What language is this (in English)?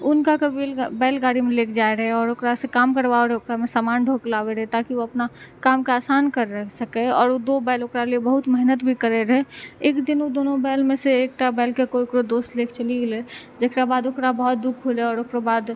Maithili